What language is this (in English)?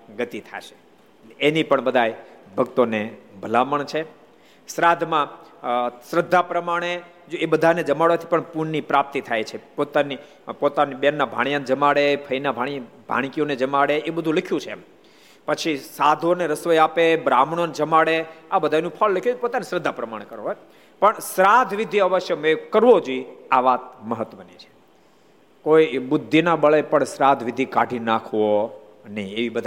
Gujarati